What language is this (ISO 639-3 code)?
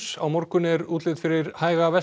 isl